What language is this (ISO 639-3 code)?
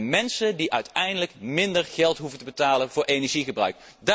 nld